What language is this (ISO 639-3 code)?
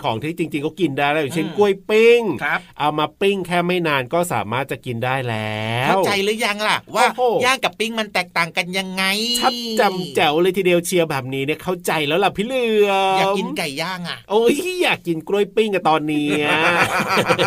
tha